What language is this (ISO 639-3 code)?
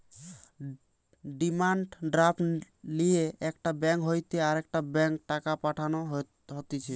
ben